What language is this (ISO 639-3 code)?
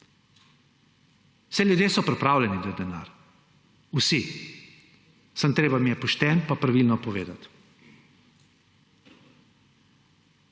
slv